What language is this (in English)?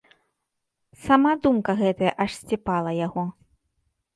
Belarusian